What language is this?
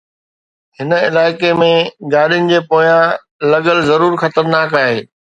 Sindhi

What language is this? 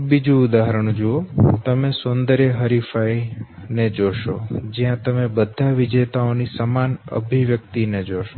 Gujarati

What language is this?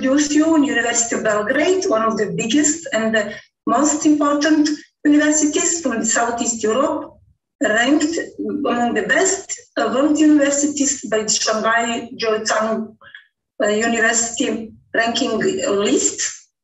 English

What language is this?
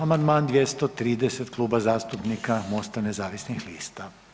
Croatian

